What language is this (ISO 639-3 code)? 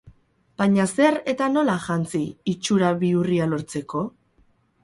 eus